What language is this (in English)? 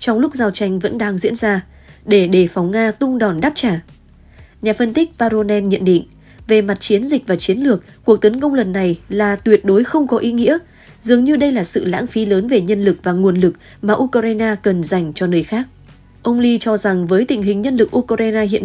Vietnamese